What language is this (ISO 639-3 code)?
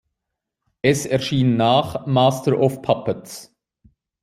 deu